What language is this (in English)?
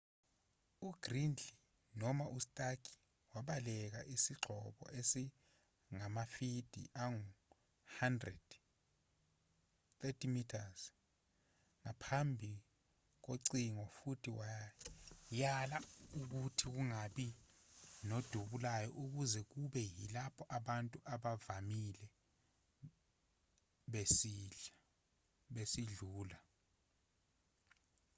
Zulu